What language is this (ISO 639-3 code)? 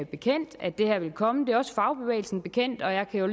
dan